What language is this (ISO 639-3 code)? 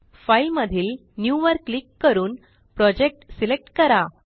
mar